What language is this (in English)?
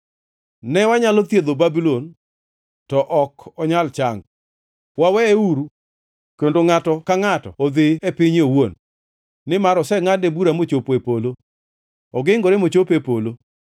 Luo (Kenya and Tanzania)